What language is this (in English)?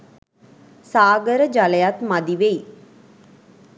Sinhala